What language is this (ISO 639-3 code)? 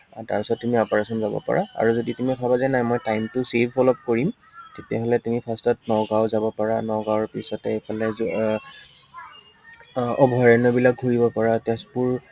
asm